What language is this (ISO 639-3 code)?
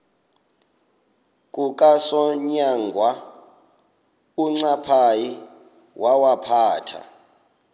xho